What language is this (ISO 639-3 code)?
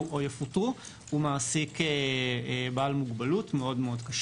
heb